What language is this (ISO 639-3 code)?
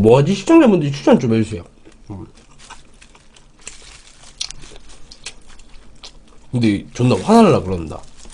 kor